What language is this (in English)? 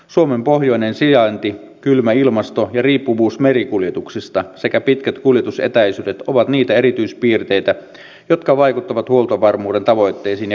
Finnish